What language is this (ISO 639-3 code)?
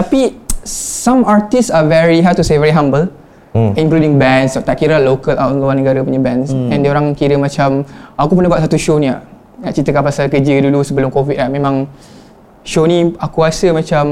msa